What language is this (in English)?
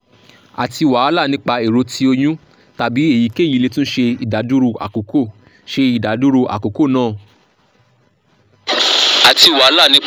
Yoruba